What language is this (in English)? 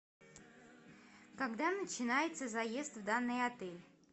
Russian